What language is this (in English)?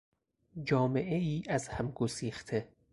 Persian